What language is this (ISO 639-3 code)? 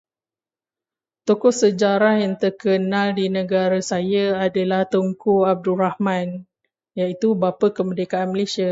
msa